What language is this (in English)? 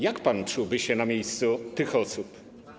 Polish